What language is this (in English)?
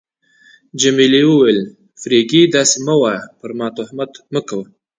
Pashto